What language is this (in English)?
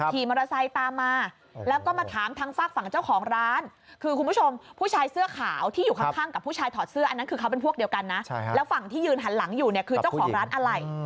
Thai